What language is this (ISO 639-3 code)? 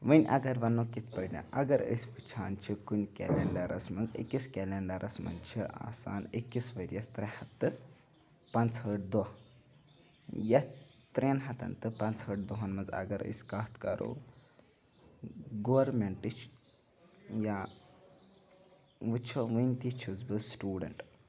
kas